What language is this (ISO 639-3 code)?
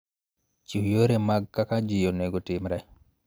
luo